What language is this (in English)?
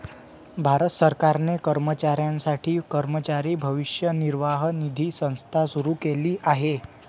Marathi